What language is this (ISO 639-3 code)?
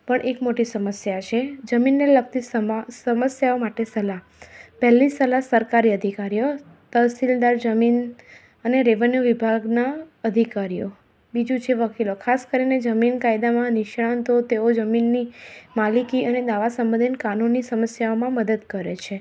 guj